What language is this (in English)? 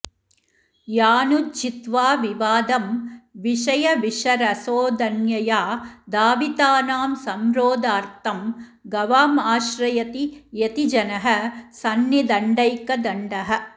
Sanskrit